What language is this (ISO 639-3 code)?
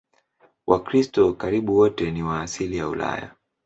swa